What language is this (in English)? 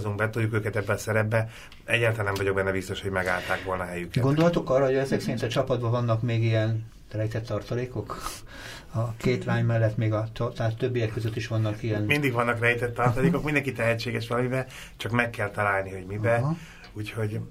Hungarian